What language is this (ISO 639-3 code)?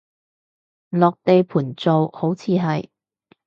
yue